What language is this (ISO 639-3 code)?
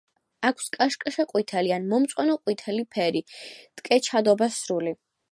kat